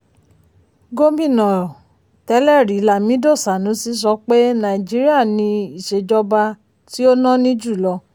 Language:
Yoruba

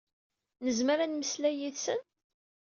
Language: Kabyle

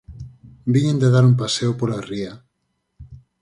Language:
Galician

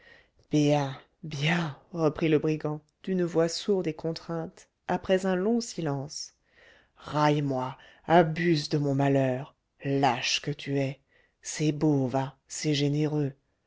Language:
French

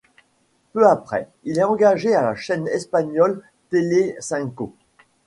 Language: French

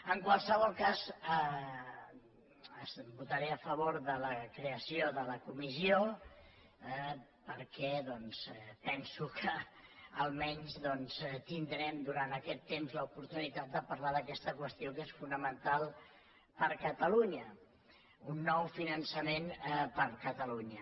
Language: Catalan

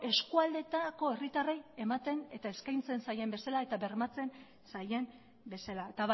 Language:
Basque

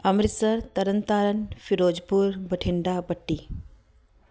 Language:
Punjabi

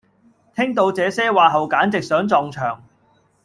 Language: Cantonese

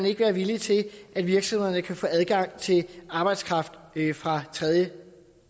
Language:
Danish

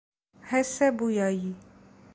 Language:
Persian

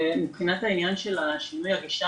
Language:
Hebrew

